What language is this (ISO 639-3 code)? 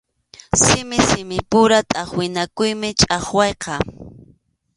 qxu